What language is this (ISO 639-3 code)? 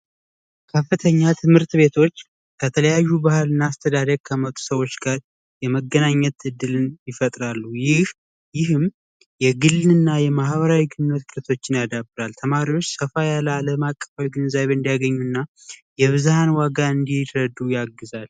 amh